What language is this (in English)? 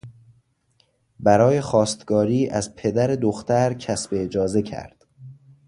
Persian